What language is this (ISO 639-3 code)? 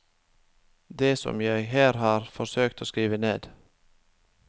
nor